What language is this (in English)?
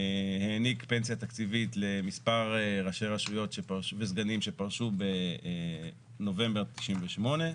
Hebrew